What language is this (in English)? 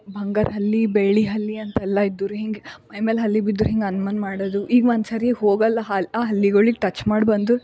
Kannada